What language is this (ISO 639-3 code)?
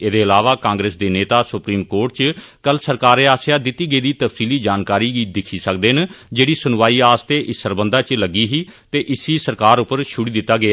doi